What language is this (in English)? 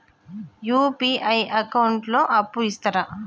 Telugu